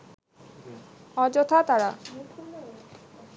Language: Bangla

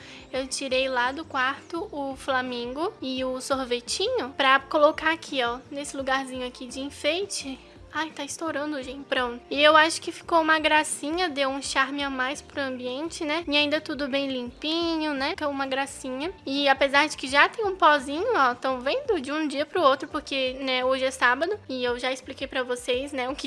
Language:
Portuguese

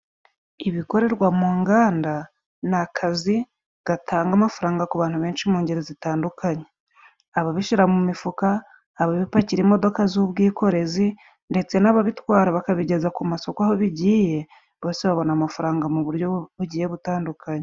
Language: Kinyarwanda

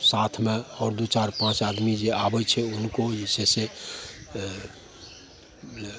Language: Maithili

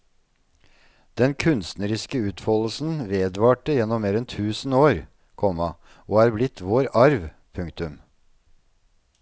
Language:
Norwegian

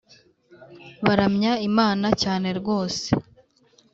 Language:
Kinyarwanda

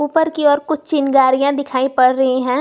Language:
Hindi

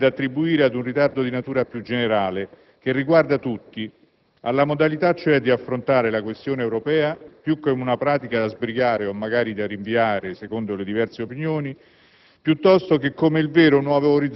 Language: Italian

